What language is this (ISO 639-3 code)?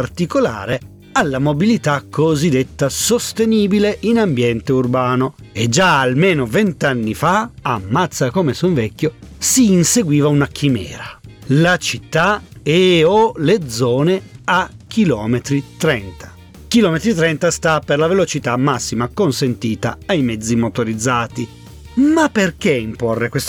ita